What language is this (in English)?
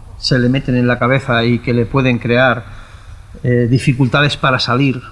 Spanish